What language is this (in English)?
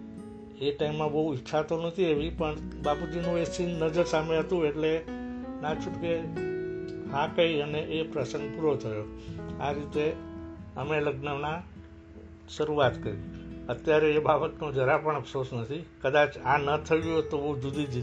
Gujarati